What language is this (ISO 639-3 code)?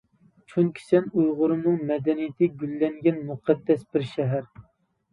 uig